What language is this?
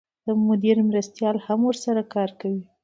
Pashto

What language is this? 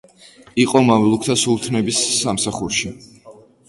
Georgian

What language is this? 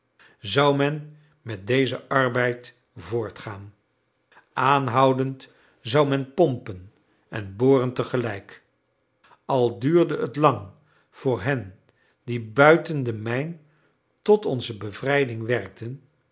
Dutch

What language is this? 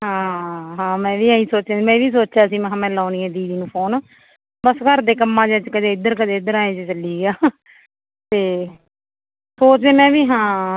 Punjabi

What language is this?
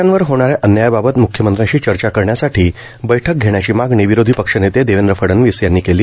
Marathi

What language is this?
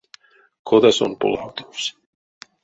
Erzya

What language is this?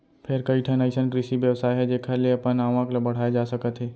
Chhattisgarhi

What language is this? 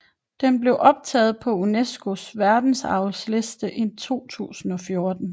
Danish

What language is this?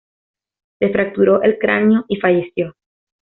Spanish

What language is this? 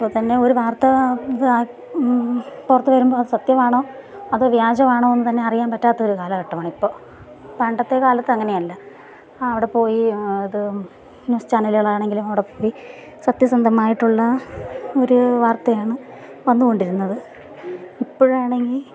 Malayalam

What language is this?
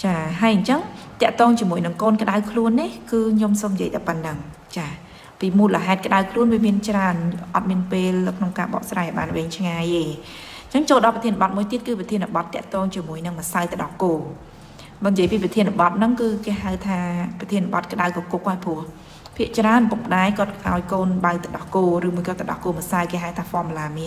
Vietnamese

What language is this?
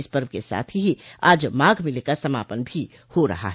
Hindi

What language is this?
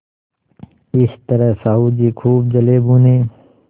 Hindi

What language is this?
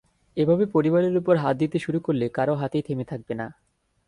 Bangla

